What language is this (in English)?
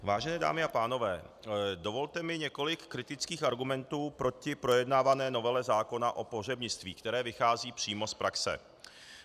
Czech